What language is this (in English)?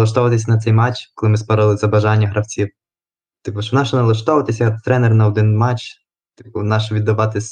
Ukrainian